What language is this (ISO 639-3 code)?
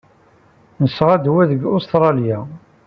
kab